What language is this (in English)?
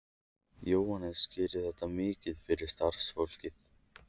Icelandic